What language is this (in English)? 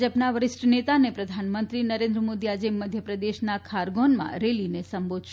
Gujarati